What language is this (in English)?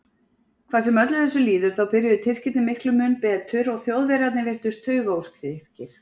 Icelandic